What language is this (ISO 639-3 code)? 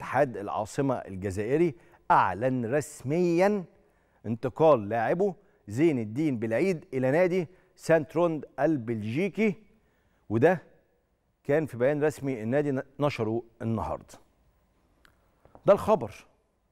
ara